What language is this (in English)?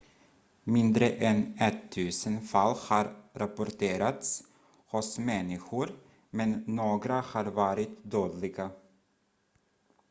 Swedish